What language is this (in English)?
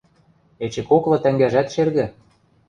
Western Mari